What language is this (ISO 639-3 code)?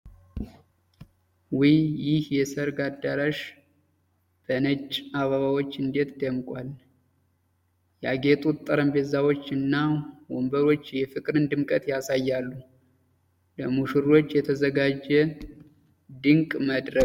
amh